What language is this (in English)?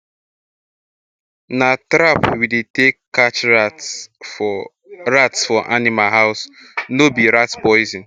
Nigerian Pidgin